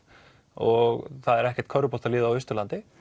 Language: Icelandic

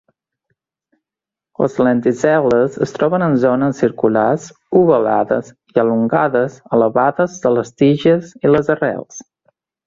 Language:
Catalan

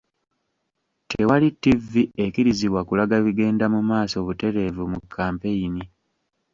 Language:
Ganda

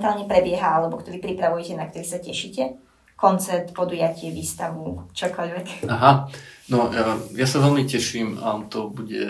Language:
Slovak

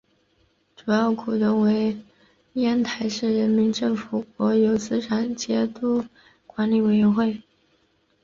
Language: Chinese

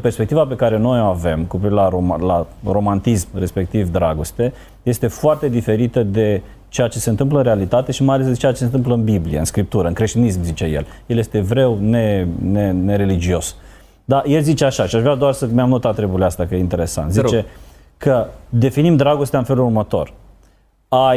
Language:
Romanian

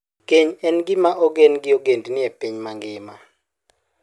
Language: Luo (Kenya and Tanzania)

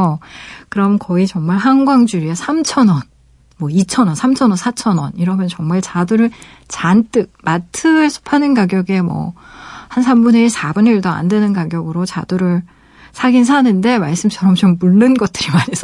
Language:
Korean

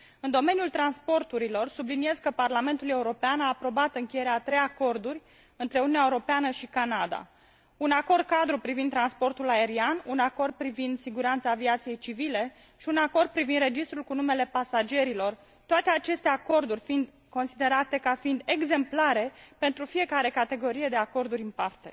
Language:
Romanian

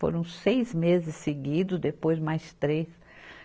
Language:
Portuguese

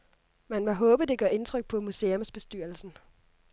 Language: Danish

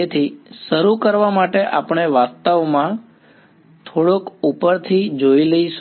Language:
Gujarati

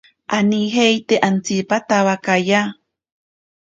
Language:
Ashéninka Perené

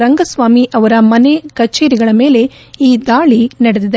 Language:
Kannada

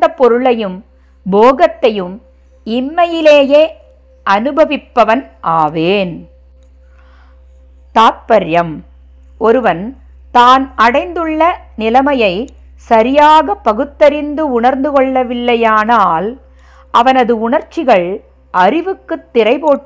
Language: Tamil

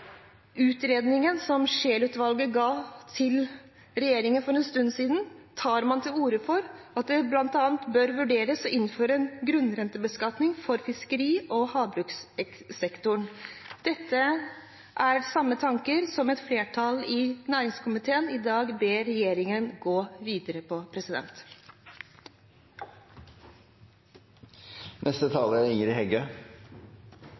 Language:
Norwegian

